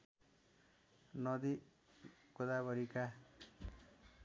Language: Nepali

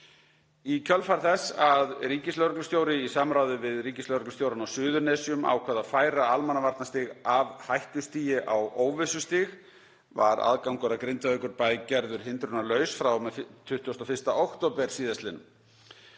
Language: Icelandic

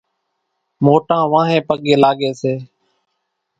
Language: Kachi Koli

